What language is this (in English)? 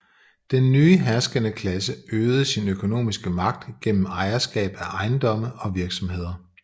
Danish